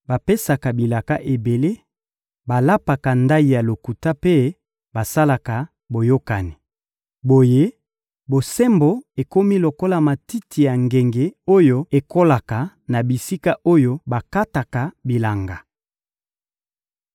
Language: Lingala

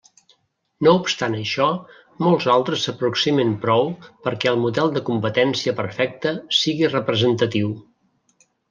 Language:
Catalan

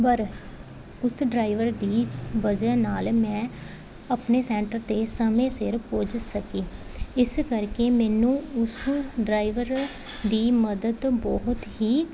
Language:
Punjabi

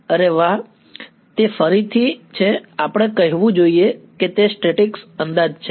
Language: Gujarati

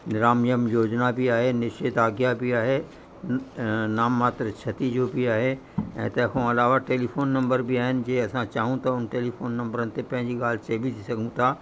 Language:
Sindhi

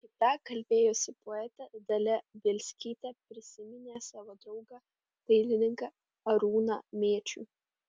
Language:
Lithuanian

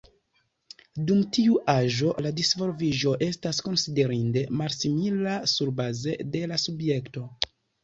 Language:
Esperanto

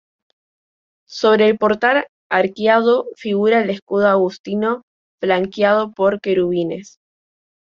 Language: Spanish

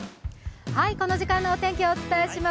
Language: Japanese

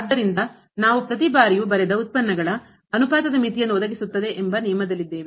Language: Kannada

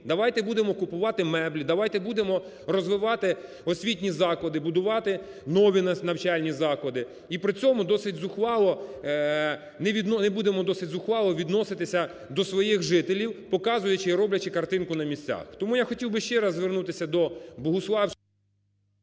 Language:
Ukrainian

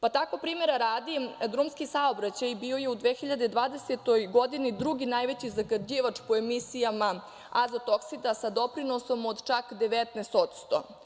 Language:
Serbian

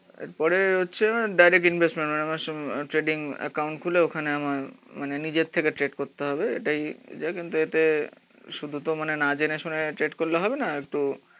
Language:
Bangla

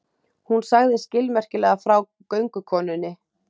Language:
Icelandic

